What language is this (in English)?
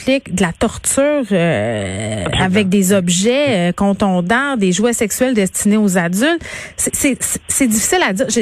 French